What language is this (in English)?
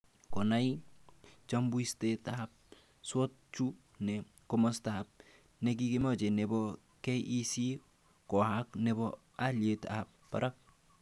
Kalenjin